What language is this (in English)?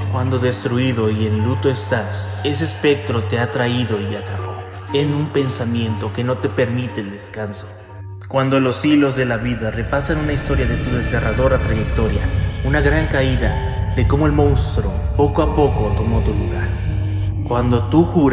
Spanish